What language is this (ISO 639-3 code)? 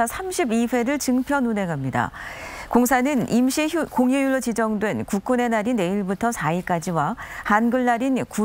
kor